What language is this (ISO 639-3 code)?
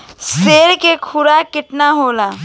bho